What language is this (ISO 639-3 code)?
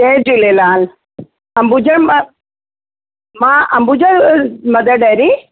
snd